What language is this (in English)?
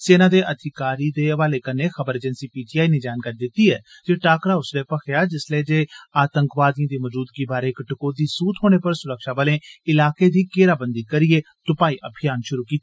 Dogri